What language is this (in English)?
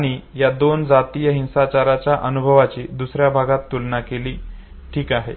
Marathi